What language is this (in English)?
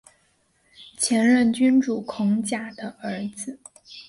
Chinese